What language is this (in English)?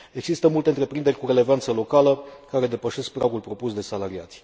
Romanian